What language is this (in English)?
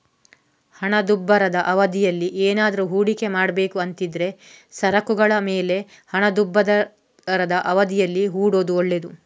Kannada